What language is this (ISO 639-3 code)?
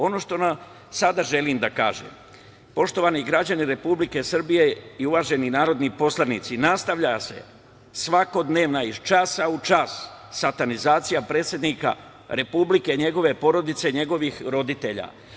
srp